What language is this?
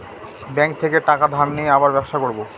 Bangla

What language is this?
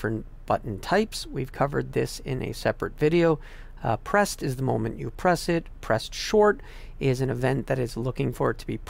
English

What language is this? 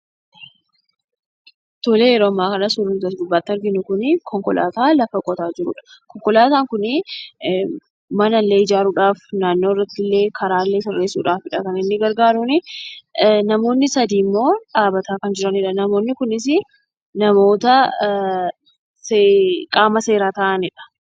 Oromo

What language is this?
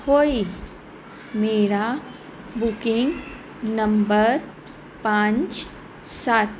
Punjabi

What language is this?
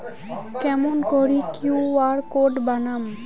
Bangla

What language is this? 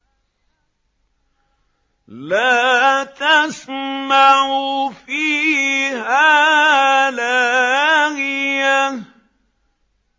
Arabic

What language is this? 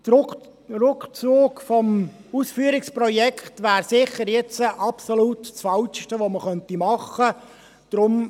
Swiss German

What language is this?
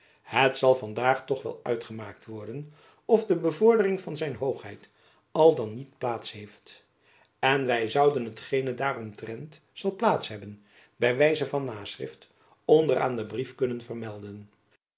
Dutch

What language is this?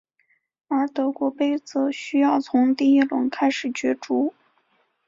Chinese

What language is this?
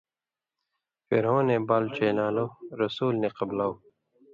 Indus Kohistani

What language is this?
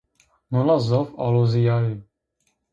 Zaza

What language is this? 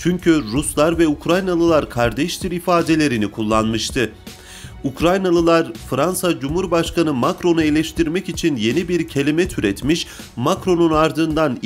Turkish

